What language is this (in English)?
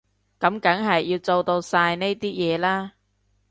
Cantonese